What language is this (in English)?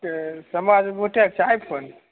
Maithili